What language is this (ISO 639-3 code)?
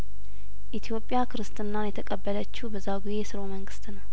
amh